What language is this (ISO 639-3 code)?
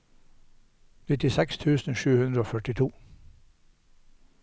nor